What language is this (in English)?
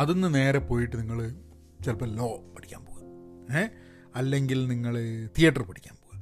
Malayalam